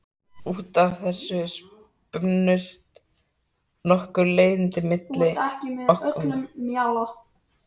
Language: Icelandic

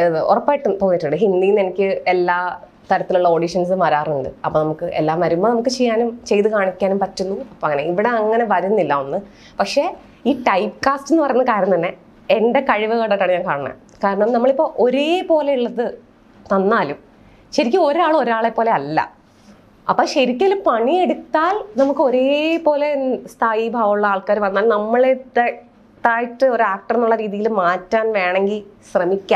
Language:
Malayalam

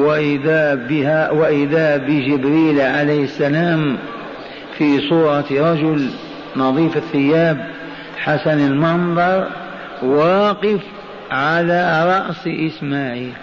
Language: Arabic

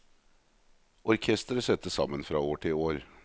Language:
Norwegian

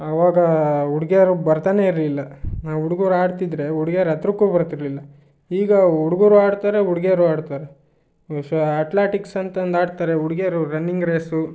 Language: Kannada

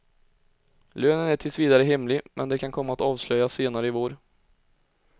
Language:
Swedish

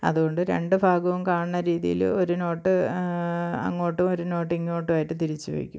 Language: Malayalam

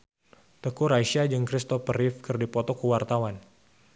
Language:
Sundanese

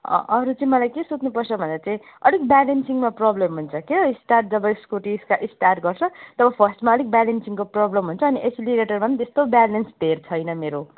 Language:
Nepali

